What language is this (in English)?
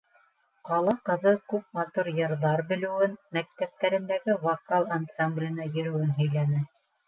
Bashkir